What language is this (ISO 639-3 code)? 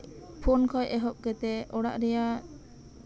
sat